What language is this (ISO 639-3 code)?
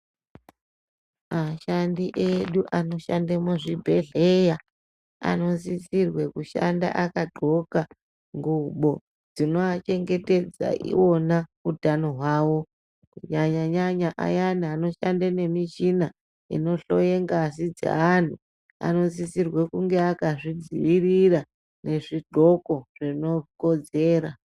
ndc